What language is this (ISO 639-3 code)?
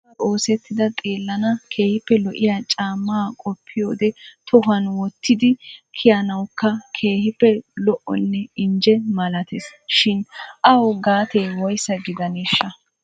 wal